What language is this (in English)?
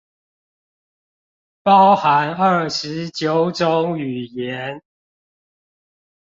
Chinese